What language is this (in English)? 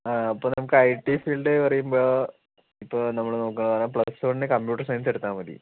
Malayalam